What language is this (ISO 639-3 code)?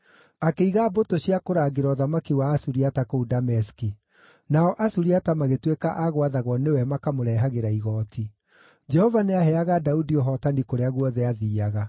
kik